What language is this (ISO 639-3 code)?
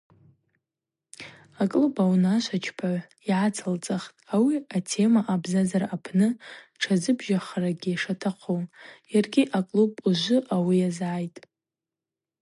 abq